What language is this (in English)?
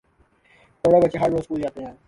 Urdu